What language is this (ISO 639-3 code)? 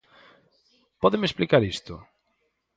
glg